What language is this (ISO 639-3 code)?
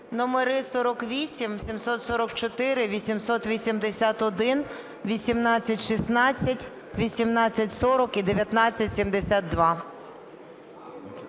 ukr